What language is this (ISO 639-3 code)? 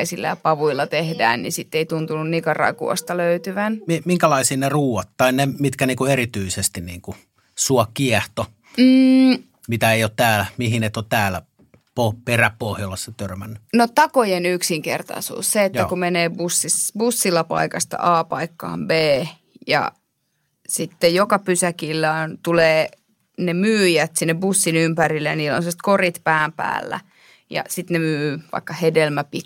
fin